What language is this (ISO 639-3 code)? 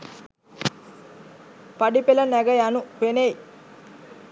sin